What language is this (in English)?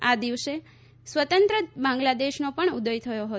Gujarati